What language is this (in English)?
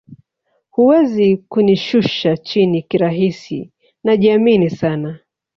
Swahili